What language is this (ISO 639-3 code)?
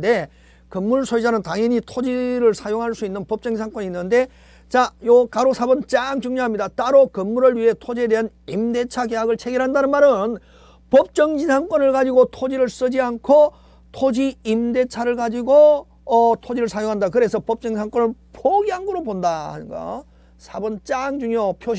kor